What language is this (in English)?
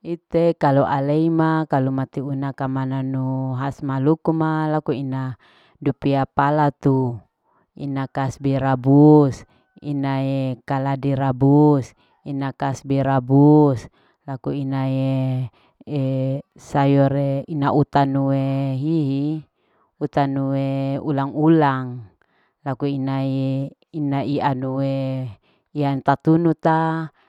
Larike-Wakasihu